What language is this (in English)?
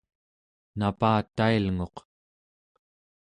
Central Yupik